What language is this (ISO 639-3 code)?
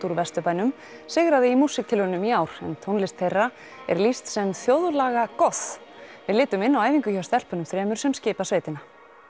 isl